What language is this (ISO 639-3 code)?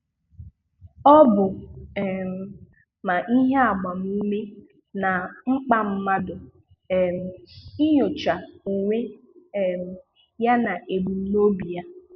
ibo